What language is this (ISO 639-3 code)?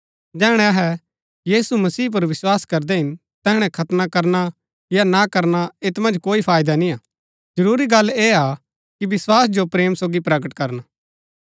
gbk